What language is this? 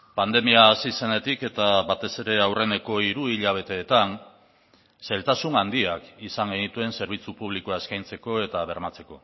Basque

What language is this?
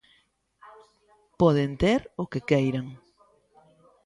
Galician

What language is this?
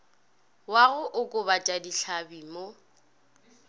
Northern Sotho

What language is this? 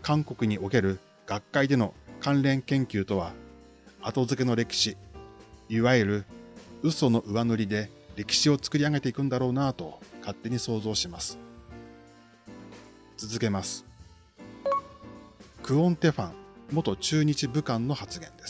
Japanese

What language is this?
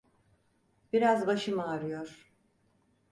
Turkish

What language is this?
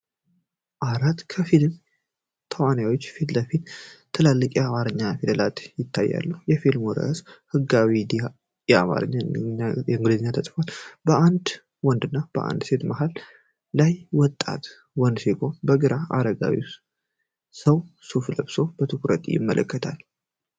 Amharic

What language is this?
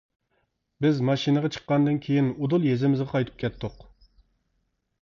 Uyghur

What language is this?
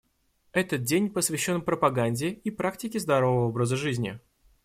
Russian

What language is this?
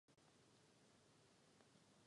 Czech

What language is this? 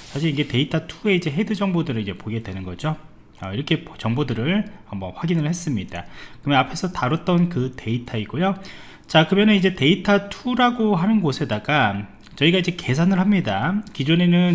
Korean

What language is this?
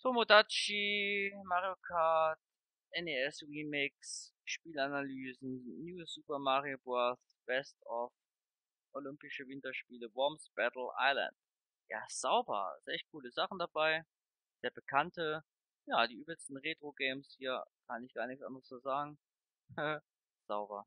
German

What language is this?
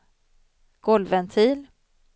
Swedish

